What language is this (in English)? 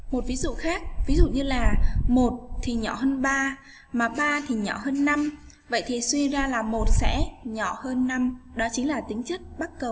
Vietnamese